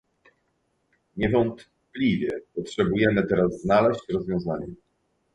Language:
Polish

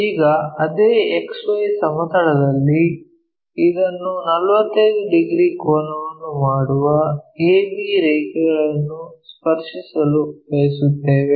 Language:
Kannada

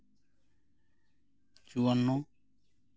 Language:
Santali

